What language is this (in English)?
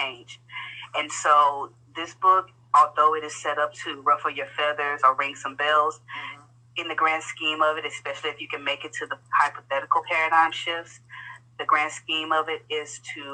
English